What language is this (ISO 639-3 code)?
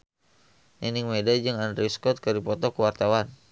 sun